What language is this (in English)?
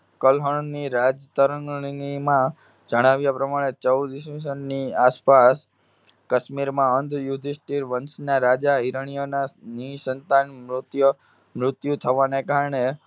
Gujarati